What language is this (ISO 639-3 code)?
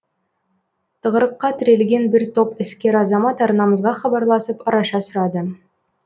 kaz